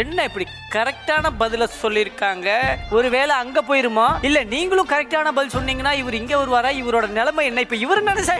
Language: Korean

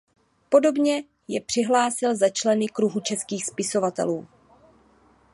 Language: Czech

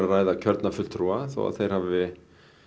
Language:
Icelandic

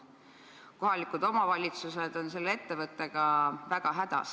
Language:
Estonian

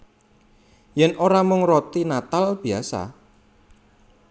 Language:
Javanese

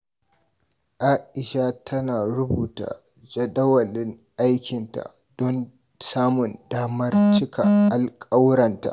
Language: Hausa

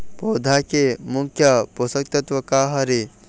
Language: Chhattisgarhi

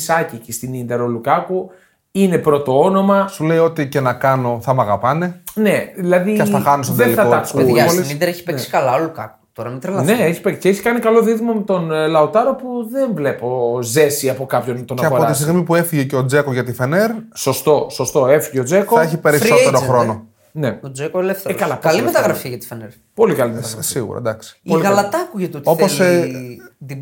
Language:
Greek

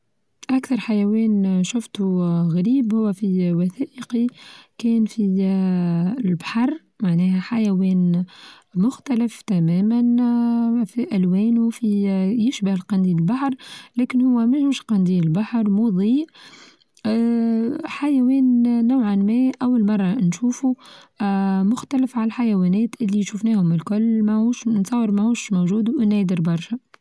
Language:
Tunisian Arabic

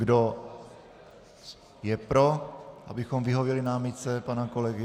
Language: Czech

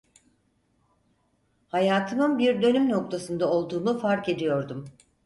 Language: Turkish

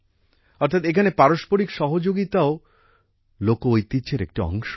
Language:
Bangla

